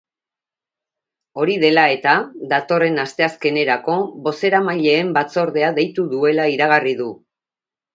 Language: Basque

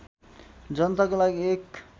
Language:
Nepali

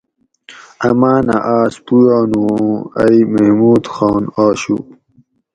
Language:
Gawri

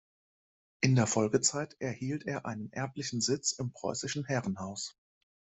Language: German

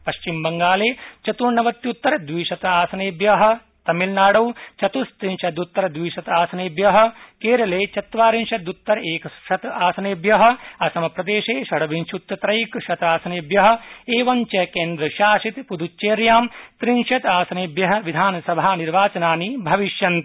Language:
Sanskrit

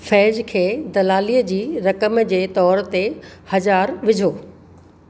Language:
Sindhi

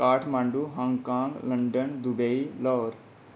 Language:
Dogri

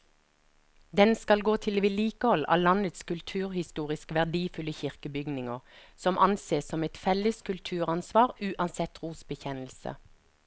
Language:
Norwegian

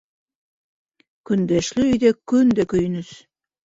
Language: Bashkir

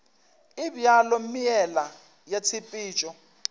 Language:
Northern Sotho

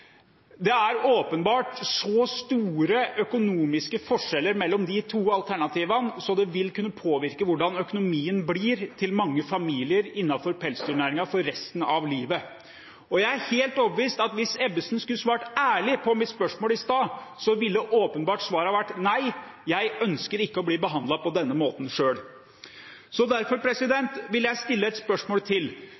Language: Norwegian Bokmål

